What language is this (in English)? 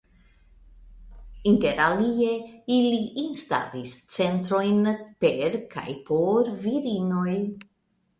Esperanto